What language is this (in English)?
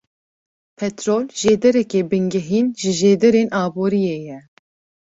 Kurdish